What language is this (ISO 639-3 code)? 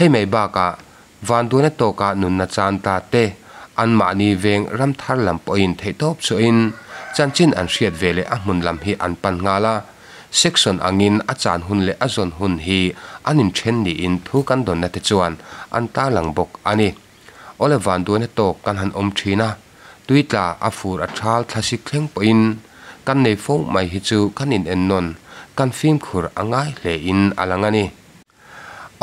tha